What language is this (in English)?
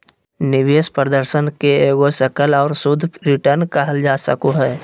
Magahi